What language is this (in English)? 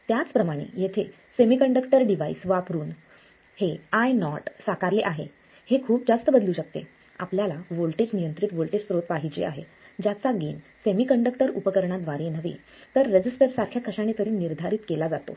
Marathi